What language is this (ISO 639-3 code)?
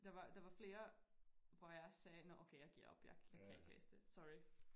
dan